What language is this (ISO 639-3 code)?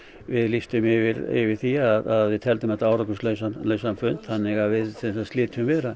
isl